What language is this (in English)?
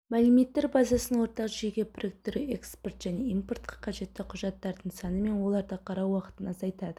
Kazakh